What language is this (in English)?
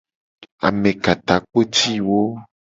Gen